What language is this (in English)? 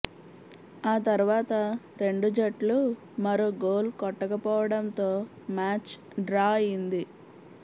Telugu